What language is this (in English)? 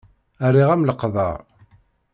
Kabyle